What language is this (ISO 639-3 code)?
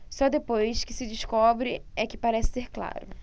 por